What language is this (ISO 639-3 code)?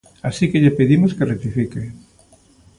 glg